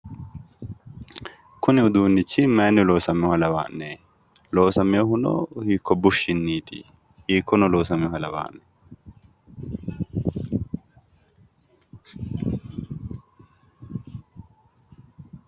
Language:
Sidamo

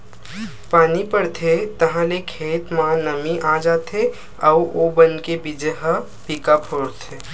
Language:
Chhattisgarhi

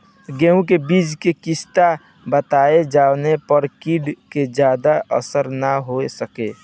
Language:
Bhojpuri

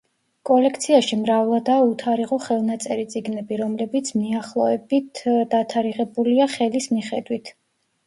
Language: Georgian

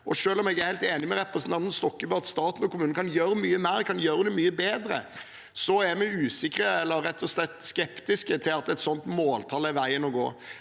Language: Norwegian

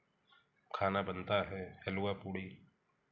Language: Hindi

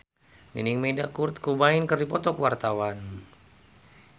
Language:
Sundanese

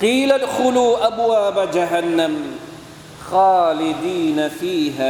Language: Thai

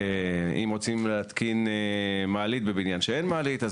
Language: Hebrew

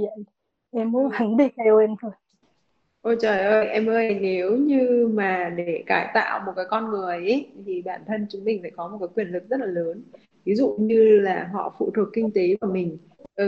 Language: Vietnamese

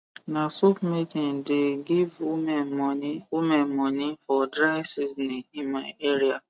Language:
Nigerian Pidgin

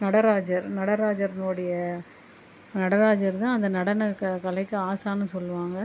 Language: Tamil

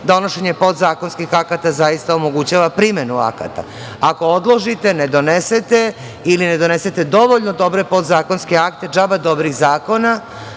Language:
Serbian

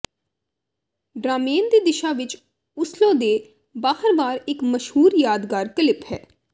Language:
Punjabi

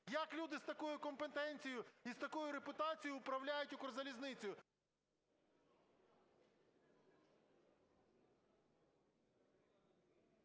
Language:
Ukrainian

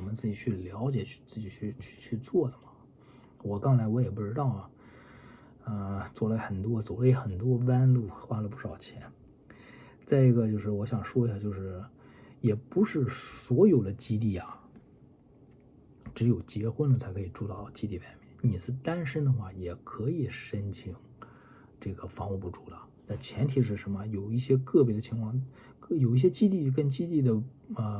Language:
Chinese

